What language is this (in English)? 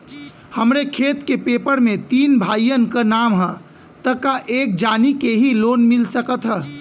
Bhojpuri